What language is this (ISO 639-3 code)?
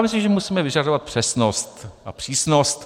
ces